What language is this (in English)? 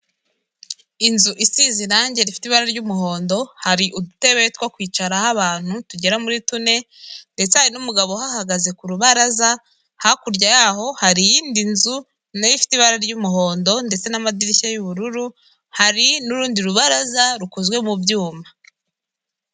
Kinyarwanda